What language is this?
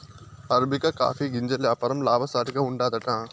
Telugu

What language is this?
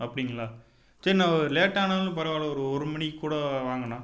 Tamil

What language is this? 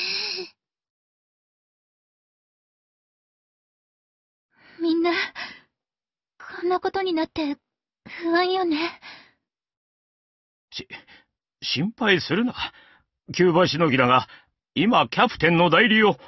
Japanese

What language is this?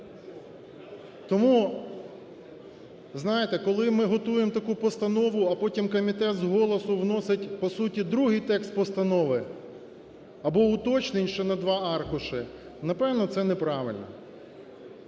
Ukrainian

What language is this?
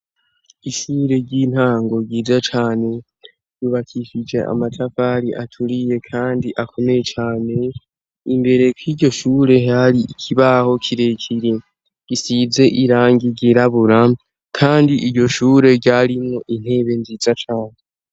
Rundi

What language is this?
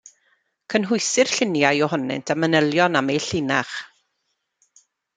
Welsh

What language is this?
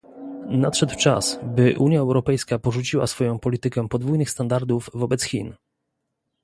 Polish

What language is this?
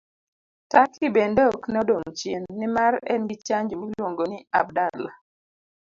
Luo (Kenya and Tanzania)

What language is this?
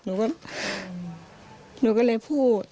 Thai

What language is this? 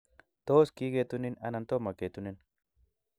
Kalenjin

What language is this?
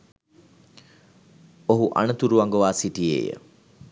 Sinhala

